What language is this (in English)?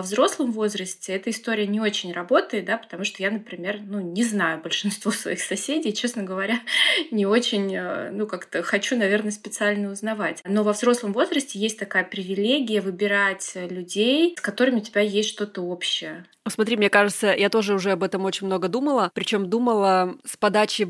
Russian